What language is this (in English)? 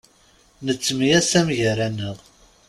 Kabyle